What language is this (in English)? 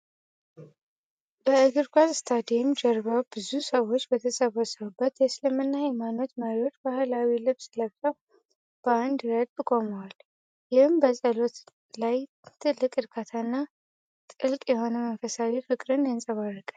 Amharic